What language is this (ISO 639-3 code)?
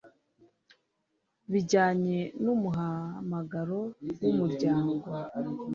kin